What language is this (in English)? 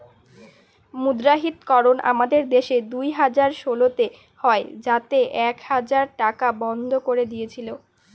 Bangla